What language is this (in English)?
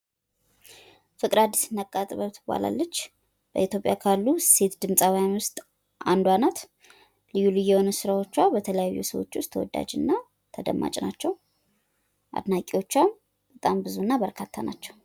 Amharic